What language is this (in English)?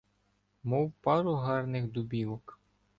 Ukrainian